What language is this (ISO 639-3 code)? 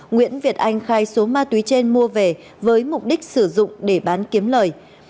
vie